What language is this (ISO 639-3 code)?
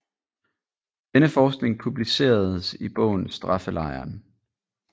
dan